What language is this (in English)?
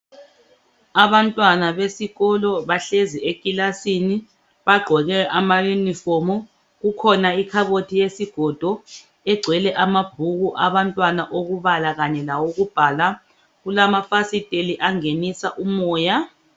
North Ndebele